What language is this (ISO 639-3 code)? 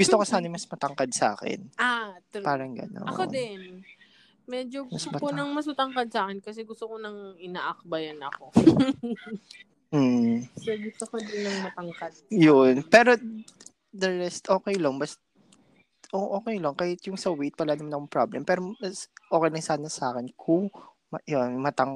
fil